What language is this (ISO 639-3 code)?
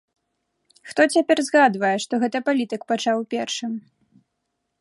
bel